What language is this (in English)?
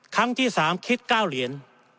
Thai